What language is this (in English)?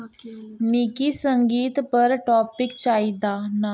Dogri